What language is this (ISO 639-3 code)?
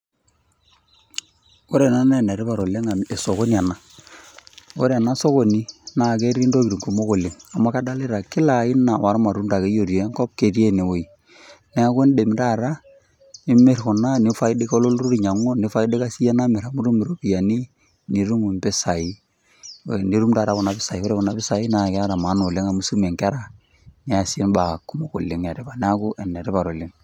mas